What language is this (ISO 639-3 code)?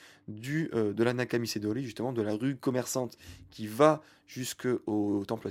fra